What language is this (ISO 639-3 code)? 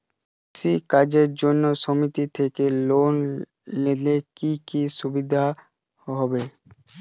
ben